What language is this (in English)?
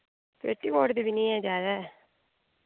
Dogri